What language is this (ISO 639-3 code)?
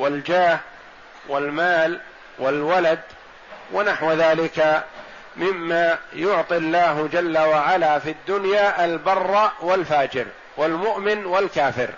ara